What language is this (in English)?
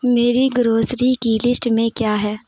Urdu